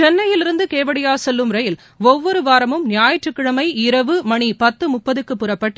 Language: Tamil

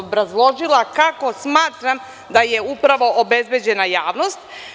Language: Serbian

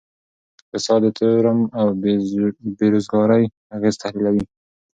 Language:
Pashto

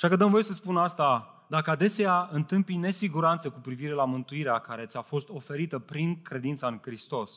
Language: Romanian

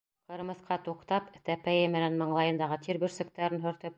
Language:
Bashkir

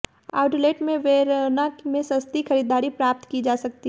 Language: Hindi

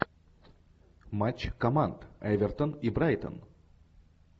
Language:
Russian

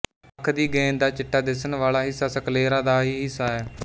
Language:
Punjabi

